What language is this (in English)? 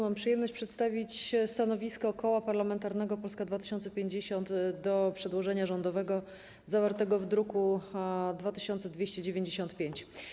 Polish